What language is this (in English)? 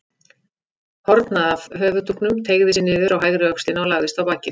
Icelandic